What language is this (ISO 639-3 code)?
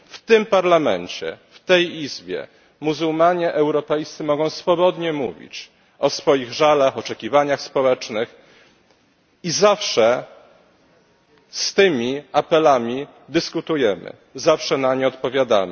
pol